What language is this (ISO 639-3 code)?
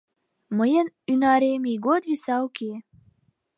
chm